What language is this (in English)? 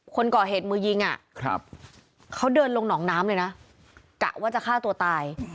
Thai